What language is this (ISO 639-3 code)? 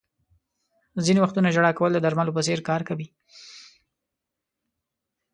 pus